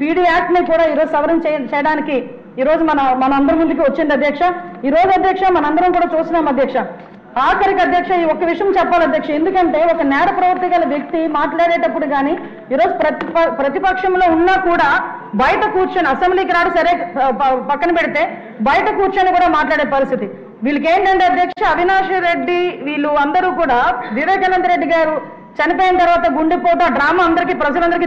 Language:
Telugu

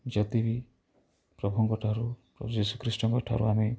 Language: Odia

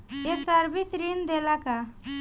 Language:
Bhojpuri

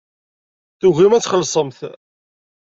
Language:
Kabyle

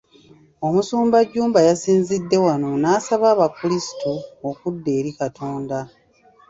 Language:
Ganda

